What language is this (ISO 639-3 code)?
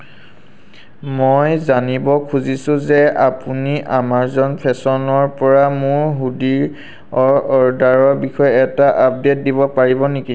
asm